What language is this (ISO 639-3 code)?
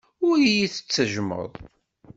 kab